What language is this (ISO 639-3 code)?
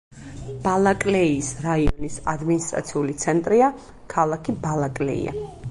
kat